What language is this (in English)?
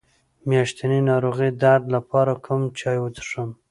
Pashto